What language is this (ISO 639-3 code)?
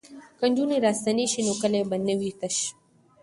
pus